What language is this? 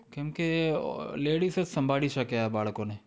Gujarati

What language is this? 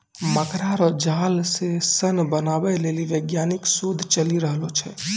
Maithili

